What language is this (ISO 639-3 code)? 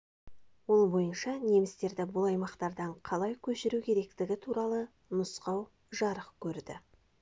kaz